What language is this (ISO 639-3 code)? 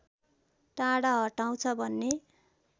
nep